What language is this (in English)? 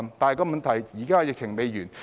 Cantonese